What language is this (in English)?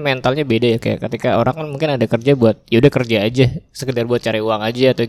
Indonesian